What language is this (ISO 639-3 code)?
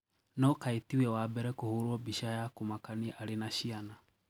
kik